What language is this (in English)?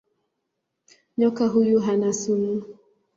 Swahili